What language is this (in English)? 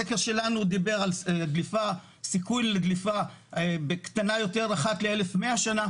Hebrew